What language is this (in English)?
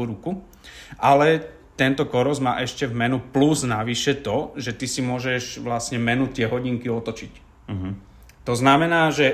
Slovak